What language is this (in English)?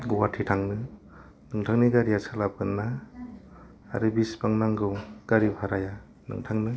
Bodo